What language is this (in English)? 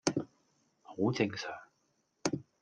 Cantonese